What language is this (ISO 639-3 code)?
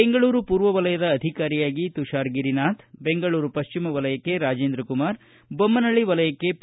kan